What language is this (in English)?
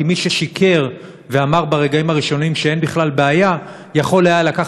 Hebrew